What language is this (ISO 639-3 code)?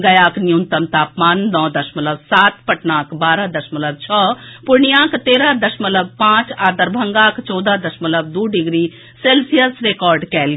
mai